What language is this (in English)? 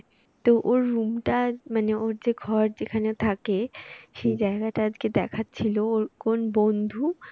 Bangla